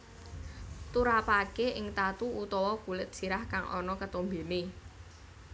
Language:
Javanese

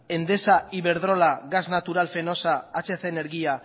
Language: Basque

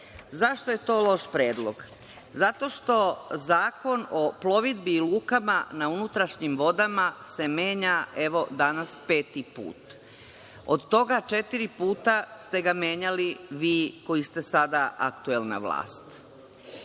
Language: Serbian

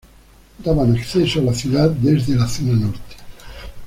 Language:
Spanish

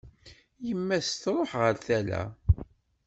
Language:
Kabyle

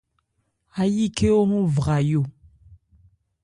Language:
Ebrié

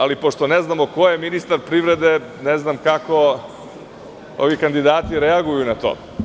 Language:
Serbian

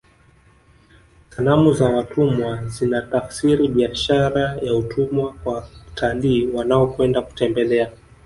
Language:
Swahili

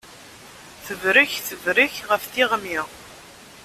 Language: Kabyle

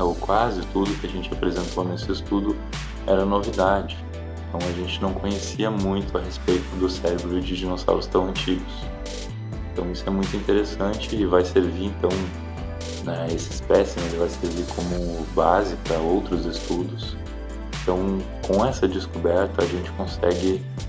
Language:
Portuguese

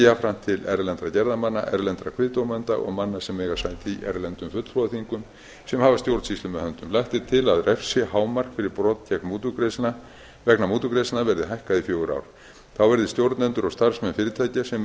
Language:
Icelandic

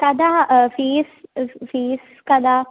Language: Sanskrit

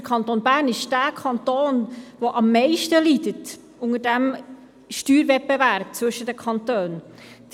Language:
Swiss German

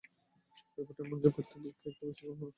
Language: Bangla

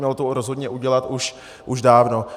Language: Czech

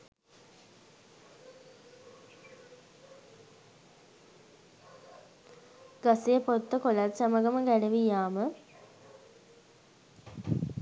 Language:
Sinhala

